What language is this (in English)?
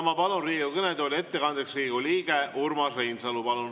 Estonian